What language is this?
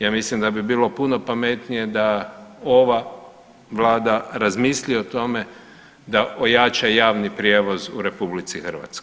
Croatian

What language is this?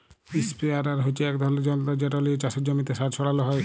Bangla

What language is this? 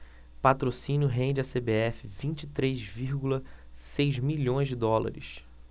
Portuguese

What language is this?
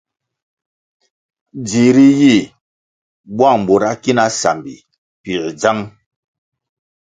Kwasio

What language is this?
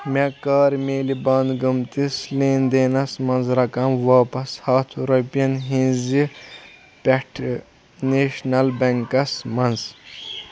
Kashmiri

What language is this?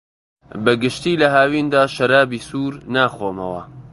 Central Kurdish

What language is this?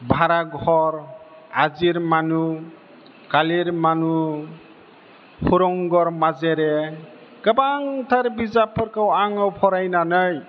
Bodo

